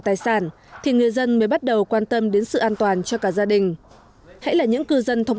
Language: Vietnamese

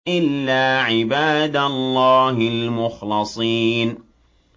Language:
Arabic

